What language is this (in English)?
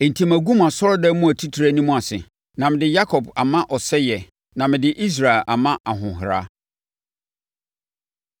Akan